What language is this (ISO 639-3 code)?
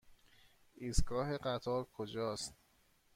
fas